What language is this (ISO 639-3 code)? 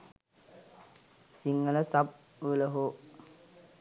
sin